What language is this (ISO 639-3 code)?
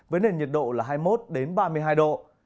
vie